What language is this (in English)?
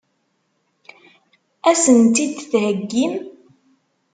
Kabyle